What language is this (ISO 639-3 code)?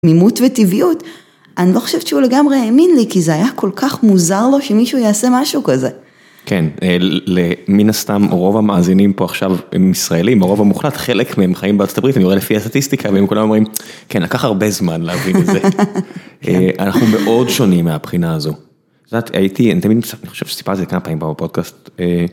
heb